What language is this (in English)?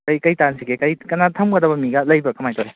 Manipuri